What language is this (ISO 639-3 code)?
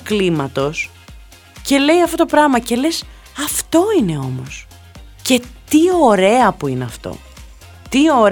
ell